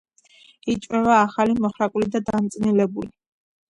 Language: Georgian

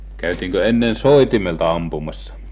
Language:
Finnish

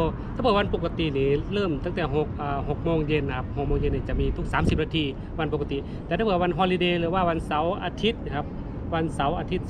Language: Thai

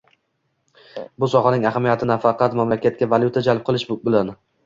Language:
Uzbek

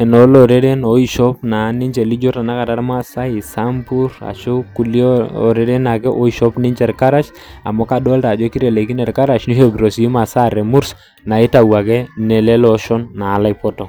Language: Masai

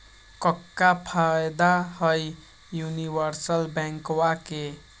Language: Magahi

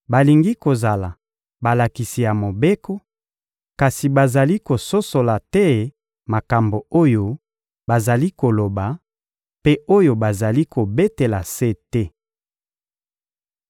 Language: Lingala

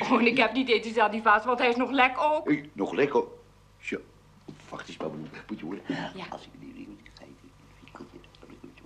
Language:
Dutch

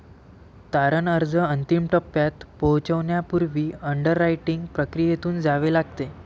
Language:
Marathi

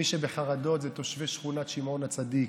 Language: Hebrew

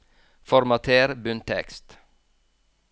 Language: Norwegian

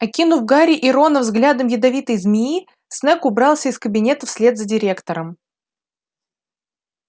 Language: Russian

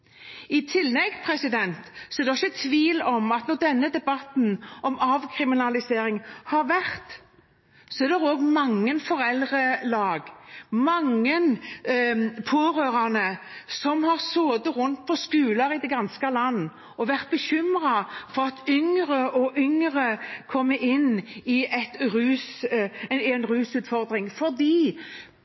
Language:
Norwegian Bokmål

